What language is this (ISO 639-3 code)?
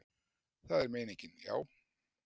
isl